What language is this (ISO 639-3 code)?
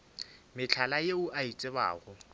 nso